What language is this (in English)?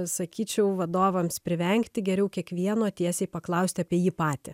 Lithuanian